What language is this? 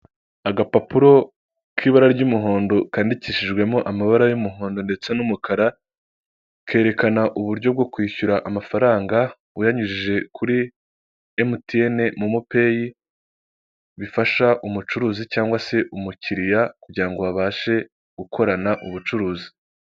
Kinyarwanda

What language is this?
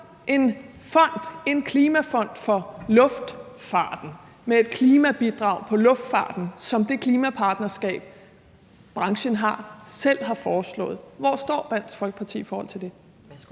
Danish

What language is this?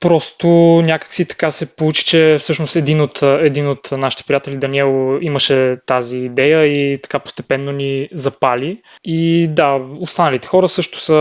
Bulgarian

